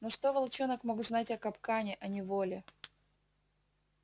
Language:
Russian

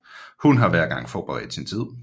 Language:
Danish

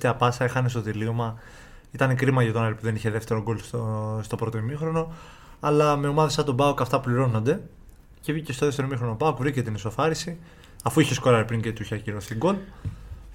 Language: Greek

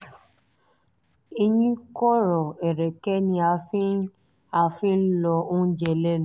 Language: Yoruba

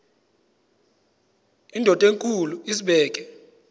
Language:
Xhosa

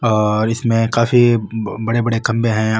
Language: Marwari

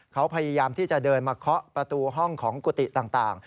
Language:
Thai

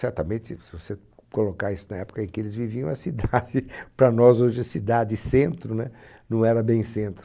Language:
Portuguese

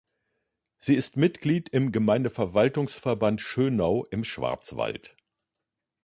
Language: German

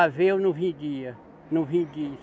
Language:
Portuguese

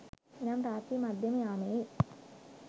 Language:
Sinhala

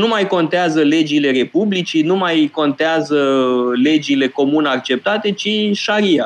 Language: Romanian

